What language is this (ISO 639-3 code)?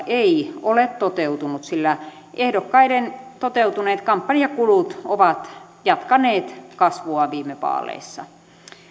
fin